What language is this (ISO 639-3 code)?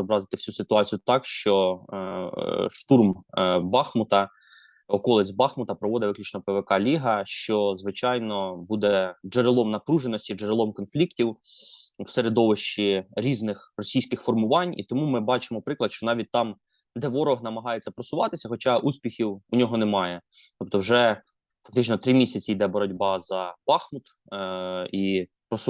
ukr